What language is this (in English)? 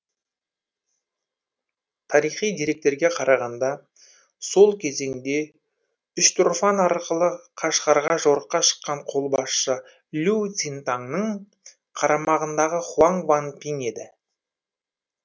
Kazakh